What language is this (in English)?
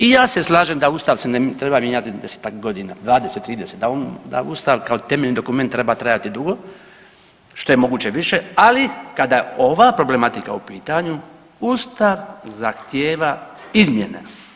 Croatian